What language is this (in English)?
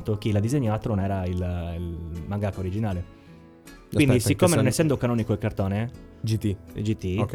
Italian